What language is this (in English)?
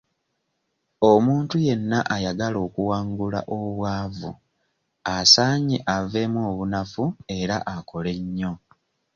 Ganda